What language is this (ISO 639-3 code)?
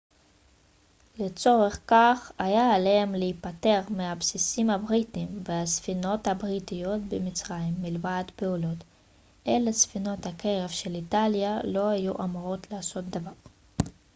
heb